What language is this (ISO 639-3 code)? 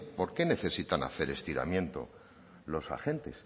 spa